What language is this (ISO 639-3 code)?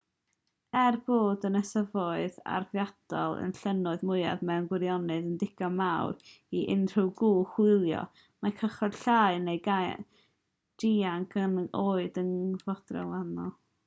cym